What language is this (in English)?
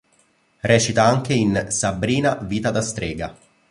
Italian